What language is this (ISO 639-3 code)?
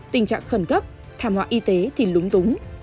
vie